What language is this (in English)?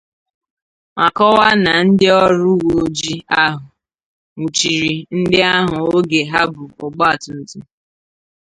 Igbo